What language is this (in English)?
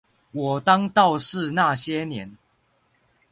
Chinese